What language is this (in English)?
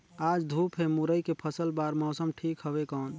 Chhattisgarhi